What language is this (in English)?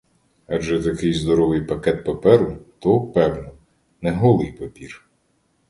Ukrainian